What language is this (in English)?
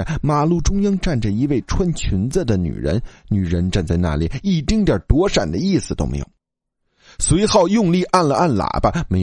Chinese